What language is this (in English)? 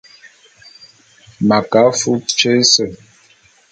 Bulu